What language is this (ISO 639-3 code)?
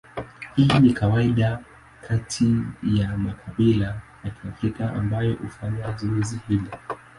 swa